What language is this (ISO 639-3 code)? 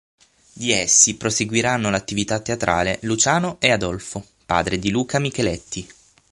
ita